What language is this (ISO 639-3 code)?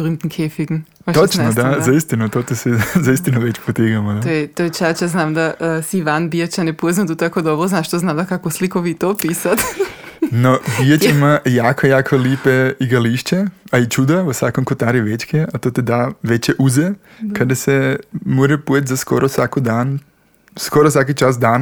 hrv